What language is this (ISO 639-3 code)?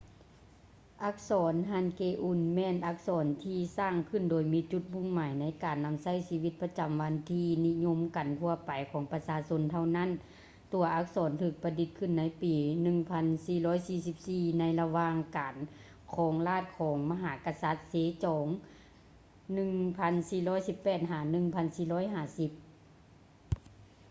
lao